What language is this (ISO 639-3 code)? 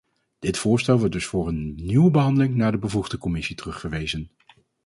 nld